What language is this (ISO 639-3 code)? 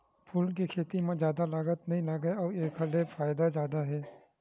hne